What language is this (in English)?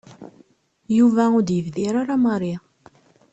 Kabyle